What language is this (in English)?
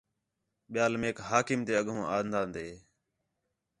Khetrani